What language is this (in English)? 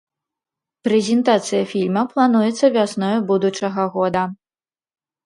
Belarusian